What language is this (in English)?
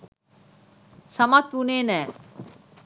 Sinhala